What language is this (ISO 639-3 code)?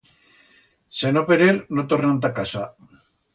arg